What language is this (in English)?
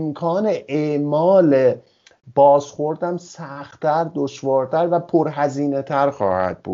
Persian